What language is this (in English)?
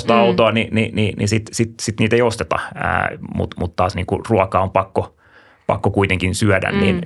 Finnish